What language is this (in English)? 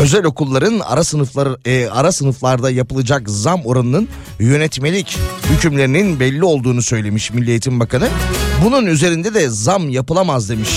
Turkish